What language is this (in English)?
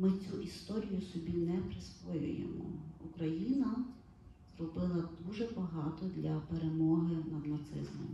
Ukrainian